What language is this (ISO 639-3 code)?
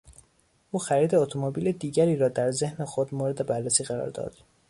fas